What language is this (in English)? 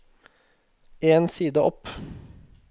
Norwegian